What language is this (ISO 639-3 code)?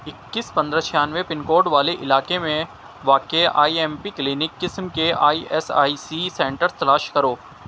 urd